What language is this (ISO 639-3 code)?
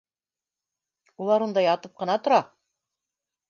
bak